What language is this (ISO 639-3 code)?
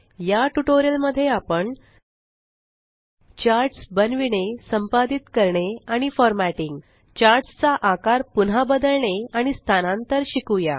mar